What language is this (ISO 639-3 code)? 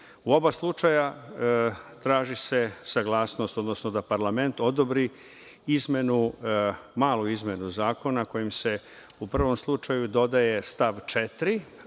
srp